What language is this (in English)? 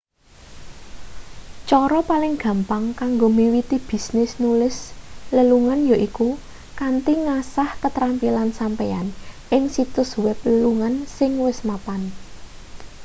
Javanese